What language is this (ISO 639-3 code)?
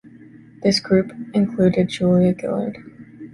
eng